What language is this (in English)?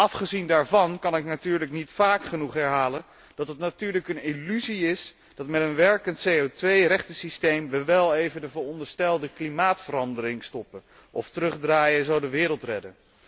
Dutch